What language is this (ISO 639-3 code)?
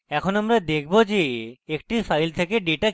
ben